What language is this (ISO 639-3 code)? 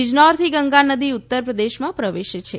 guj